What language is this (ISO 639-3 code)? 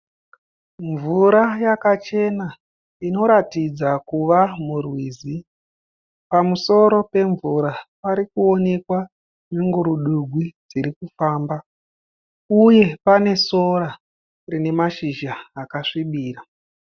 sna